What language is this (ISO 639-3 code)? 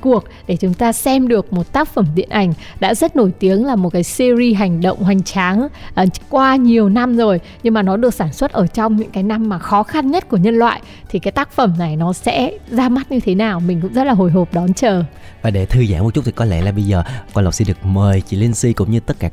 vie